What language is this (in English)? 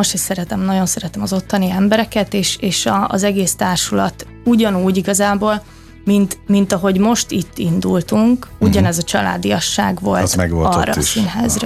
Hungarian